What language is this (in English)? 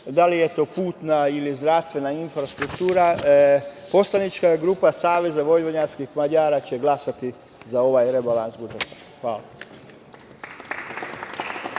Serbian